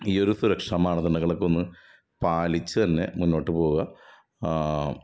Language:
Malayalam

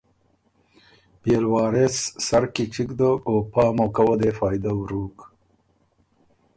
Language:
Ormuri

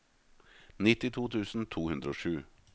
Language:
Norwegian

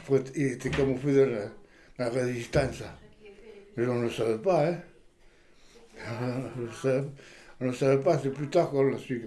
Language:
French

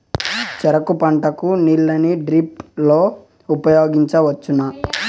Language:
Telugu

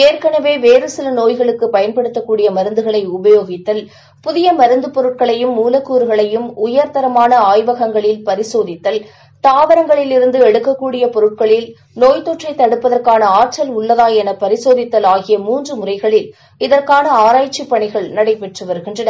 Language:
Tamil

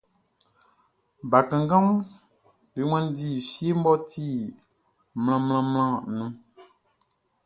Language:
Baoulé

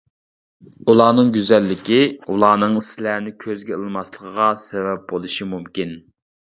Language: Uyghur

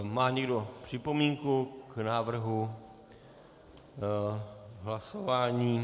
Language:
Czech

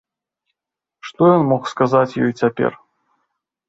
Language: Belarusian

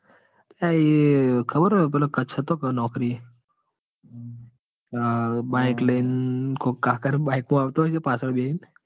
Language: Gujarati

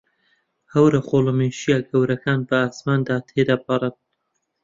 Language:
Central Kurdish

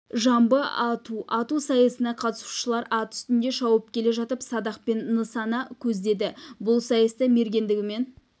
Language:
Kazakh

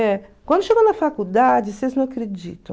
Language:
Portuguese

